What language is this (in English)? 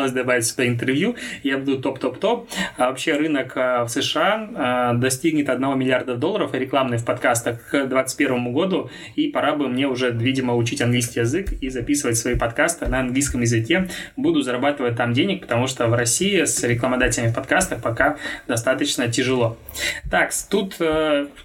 Russian